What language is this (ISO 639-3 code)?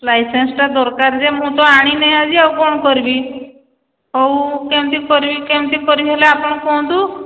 ori